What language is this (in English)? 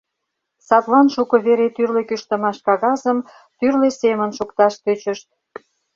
Mari